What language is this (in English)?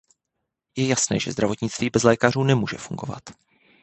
Czech